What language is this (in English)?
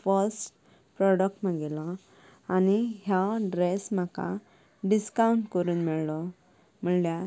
Konkani